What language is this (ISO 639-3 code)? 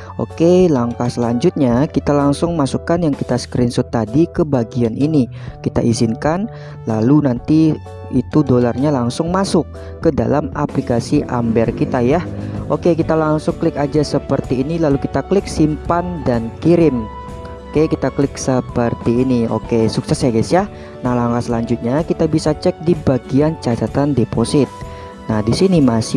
ind